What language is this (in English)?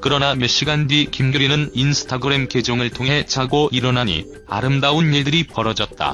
Korean